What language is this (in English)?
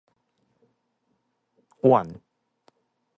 Min Nan Chinese